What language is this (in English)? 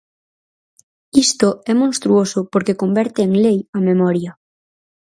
Galician